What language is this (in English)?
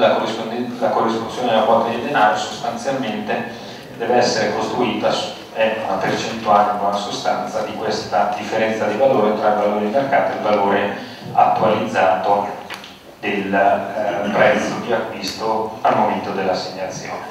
Italian